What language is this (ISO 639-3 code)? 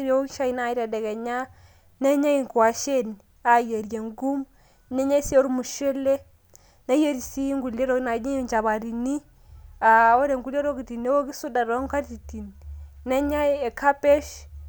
mas